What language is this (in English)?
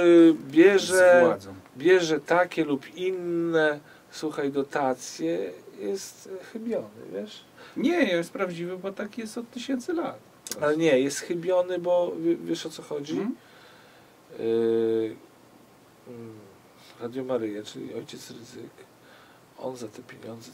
Polish